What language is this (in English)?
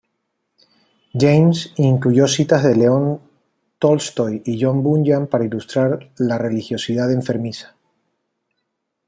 Spanish